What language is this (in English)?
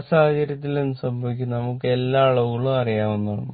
Malayalam